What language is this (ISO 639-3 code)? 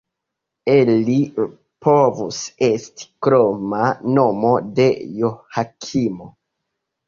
epo